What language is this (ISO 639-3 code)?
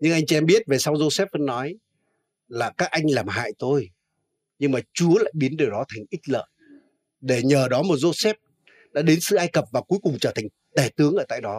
vie